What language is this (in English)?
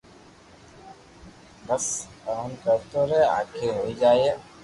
Loarki